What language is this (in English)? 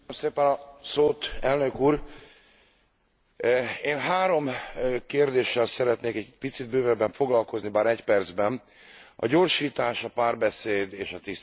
Hungarian